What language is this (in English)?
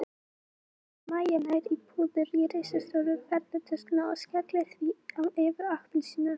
Icelandic